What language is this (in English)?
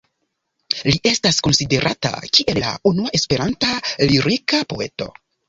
Esperanto